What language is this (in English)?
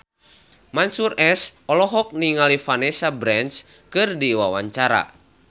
Sundanese